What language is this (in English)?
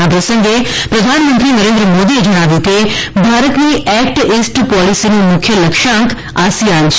Gujarati